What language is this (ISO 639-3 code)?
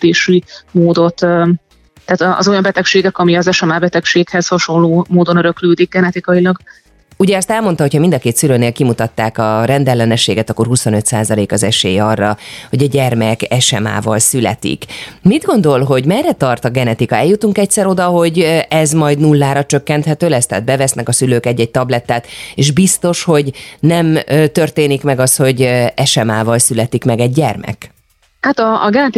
hun